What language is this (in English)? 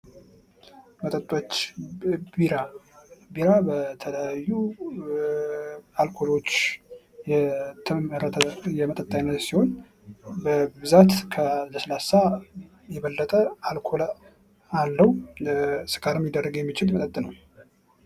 Amharic